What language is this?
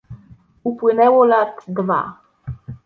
Polish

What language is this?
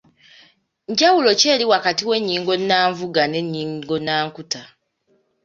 Ganda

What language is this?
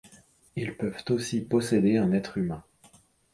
French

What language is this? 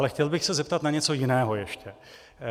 Czech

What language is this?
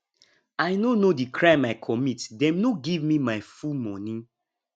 Nigerian Pidgin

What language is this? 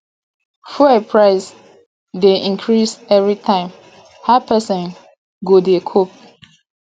Nigerian Pidgin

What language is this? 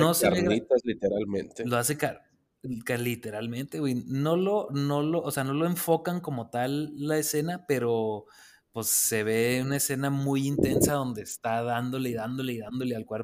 Spanish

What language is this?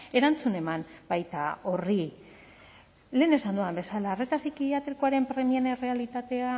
Basque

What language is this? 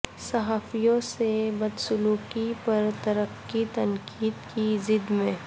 Urdu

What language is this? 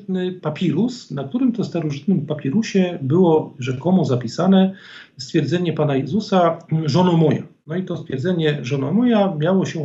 Polish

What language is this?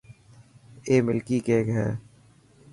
Dhatki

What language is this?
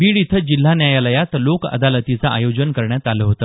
Marathi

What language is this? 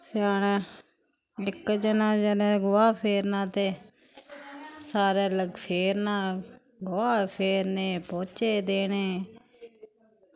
Dogri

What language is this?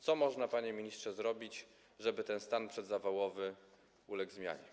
Polish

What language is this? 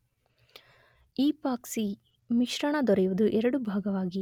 Kannada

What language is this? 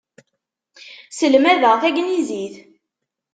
Kabyle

